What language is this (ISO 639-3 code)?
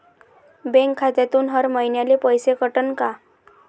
mar